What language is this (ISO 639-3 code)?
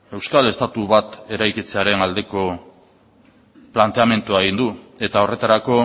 eus